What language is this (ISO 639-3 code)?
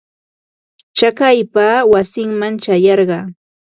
qva